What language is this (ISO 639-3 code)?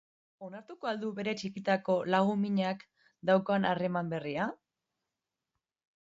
eus